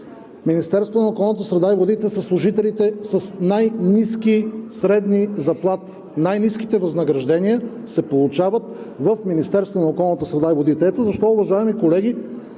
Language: Bulgarian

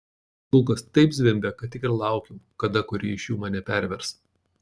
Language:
Lithuanian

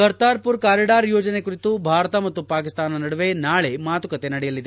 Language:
Kannada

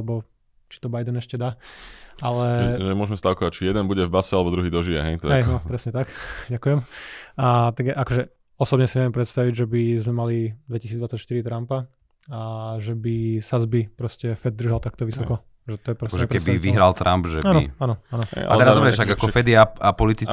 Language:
Slovak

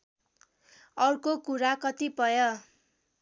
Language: Nepali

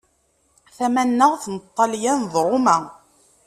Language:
Kabyle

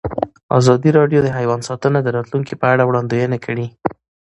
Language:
Pashto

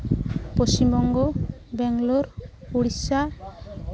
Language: Santali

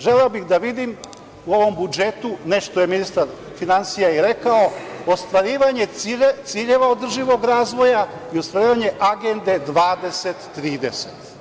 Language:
Serbian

